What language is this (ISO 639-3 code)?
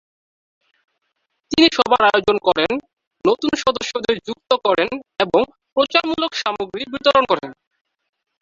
ben